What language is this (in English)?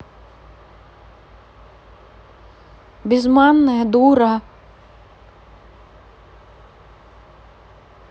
Russian